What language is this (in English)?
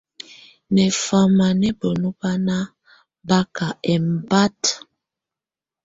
Tunen